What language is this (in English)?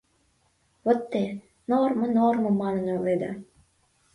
Mari